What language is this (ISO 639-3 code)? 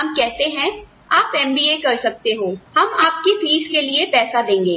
hin